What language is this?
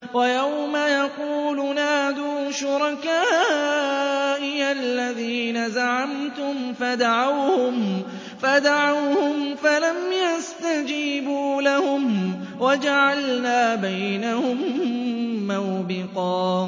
Arabic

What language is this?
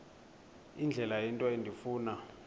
Xhosa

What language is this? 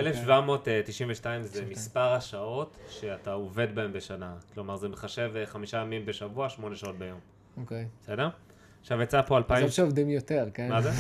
Hebrew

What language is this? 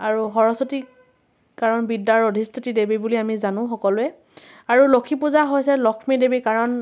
Assamese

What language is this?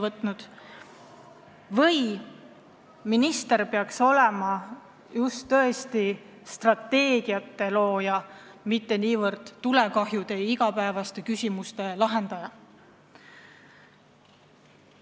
Estonian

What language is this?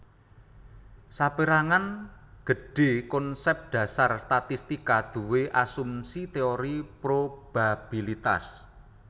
Javanese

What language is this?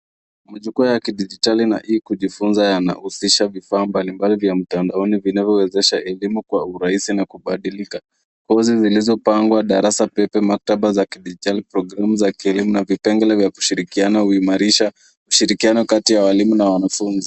Swahili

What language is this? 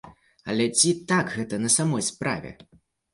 Belarusian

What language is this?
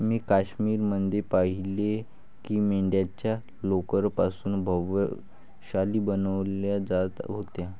Marathi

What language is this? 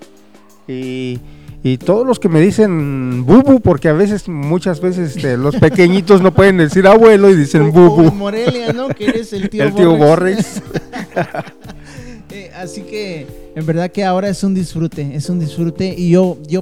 Spanish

